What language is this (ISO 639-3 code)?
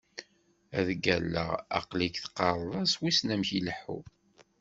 kab